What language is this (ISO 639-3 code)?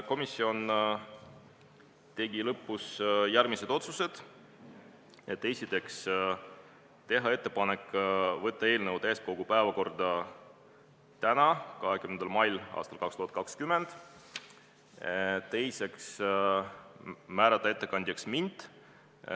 est